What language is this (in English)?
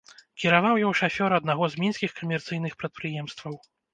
Belarusian